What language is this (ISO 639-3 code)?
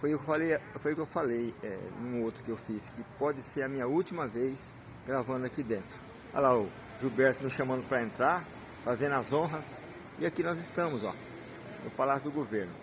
por